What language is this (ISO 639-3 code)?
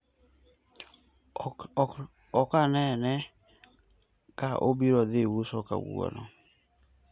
luo